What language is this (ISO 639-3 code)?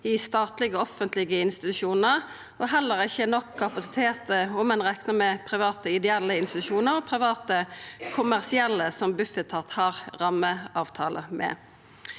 nor